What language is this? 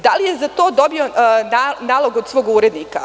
Serbian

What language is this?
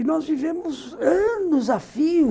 Portuguese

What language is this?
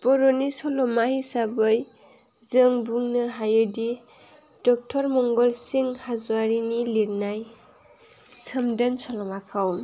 Bodo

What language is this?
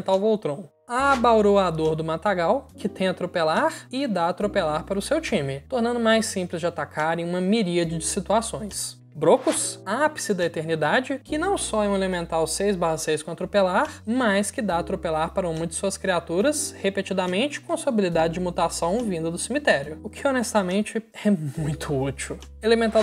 Portuguese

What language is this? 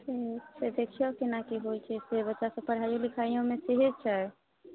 Maithili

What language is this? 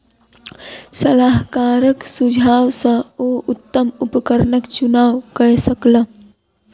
Maithili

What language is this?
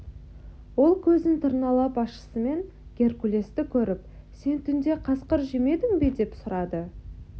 Kazakh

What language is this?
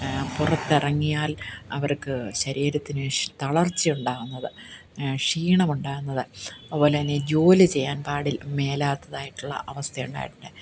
Malayalam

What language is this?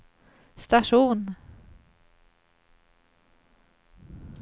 Swedish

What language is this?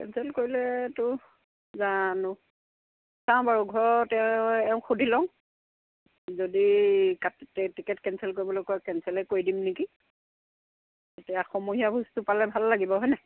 Assamese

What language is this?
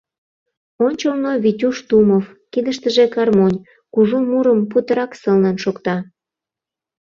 Mari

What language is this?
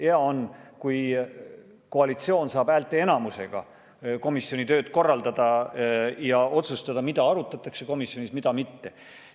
Estonian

